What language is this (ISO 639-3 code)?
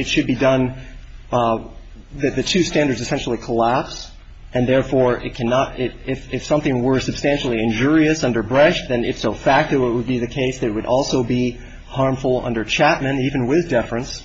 eng